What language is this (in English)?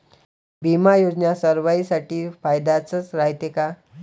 Marathi